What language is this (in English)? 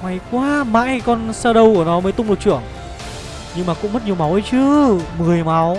Vietnamese